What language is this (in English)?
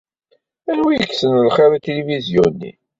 Kabyle